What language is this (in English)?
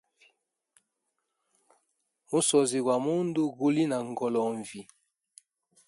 Hemba